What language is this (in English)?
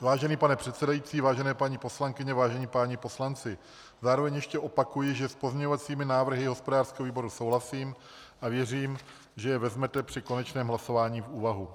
Czech